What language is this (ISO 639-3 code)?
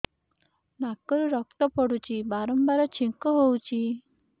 ori